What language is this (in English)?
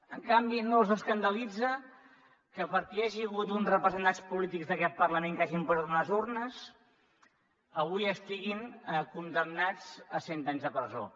Catalan